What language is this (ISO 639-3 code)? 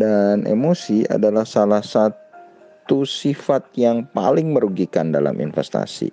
ind